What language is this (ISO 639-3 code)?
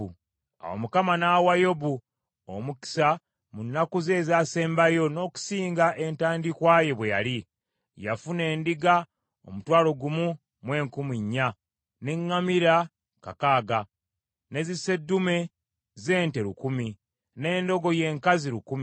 lug